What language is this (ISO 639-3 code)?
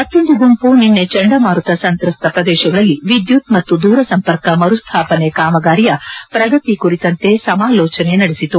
kan